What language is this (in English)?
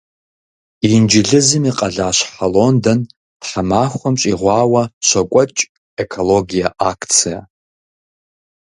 Kabardian